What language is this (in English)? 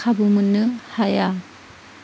Bodo